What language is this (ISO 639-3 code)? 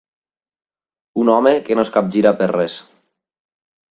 cat